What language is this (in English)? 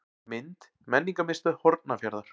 Icelandic